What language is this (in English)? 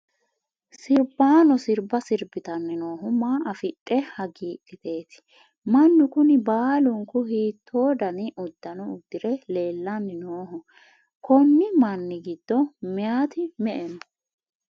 Sidamo